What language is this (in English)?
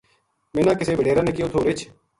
Gujari